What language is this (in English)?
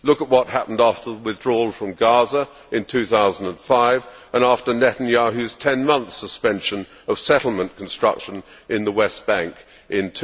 English